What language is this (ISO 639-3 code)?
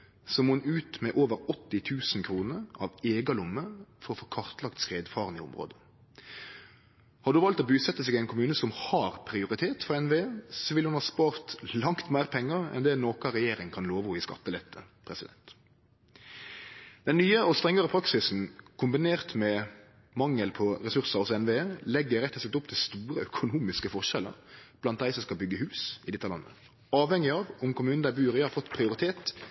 nno